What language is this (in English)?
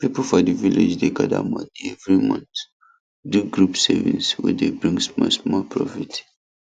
Nigerian Pidgin